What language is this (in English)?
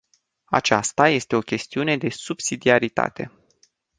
Romanian